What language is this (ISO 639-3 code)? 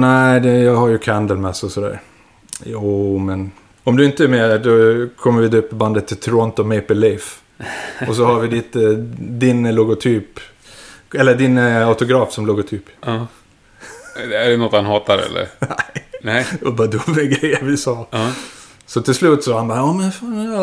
swe